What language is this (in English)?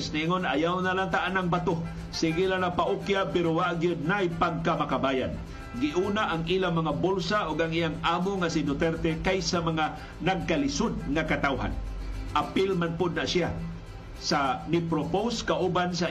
Filipino